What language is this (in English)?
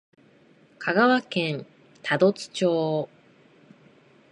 Japanese